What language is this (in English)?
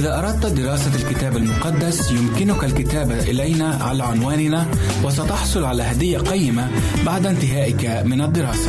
Arabic